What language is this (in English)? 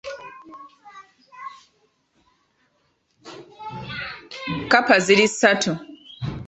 Ganda